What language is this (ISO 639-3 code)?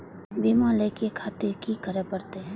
mai